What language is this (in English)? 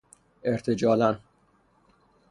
Persian